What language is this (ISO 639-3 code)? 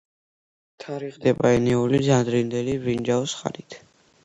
kat